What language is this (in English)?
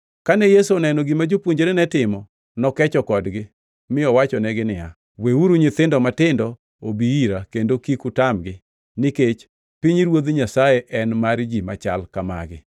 Luo (Kenya and Tanzania)